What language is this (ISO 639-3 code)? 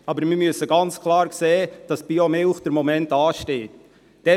gsw